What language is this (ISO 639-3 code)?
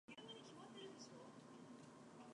eng